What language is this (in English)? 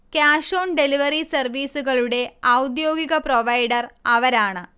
Malayalam